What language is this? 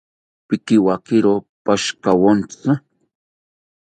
South Ucayali Ashéninka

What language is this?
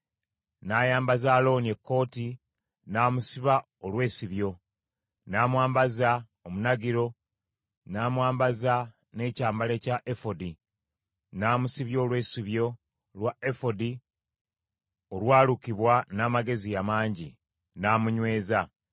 Ganda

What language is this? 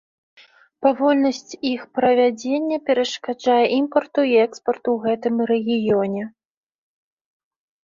Belarusian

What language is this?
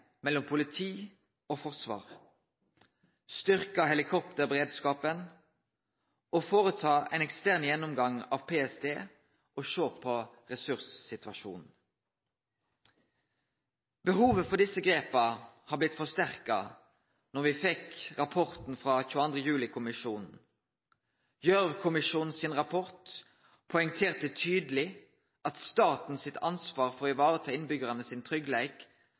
Norwegian Nynorsk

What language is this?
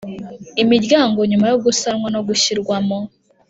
Kinyarwanda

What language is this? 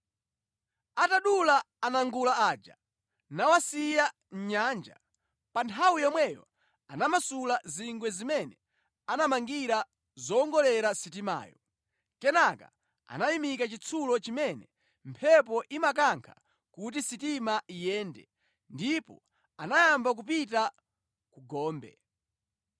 Nyanja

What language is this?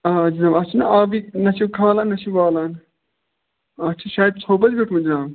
Kashmiri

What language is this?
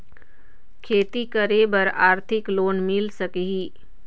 Chhattisgarhi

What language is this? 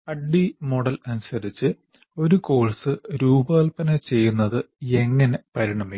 Malayalam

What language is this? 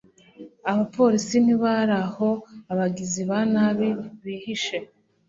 Kinyarwanda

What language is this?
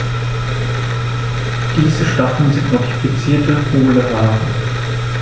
German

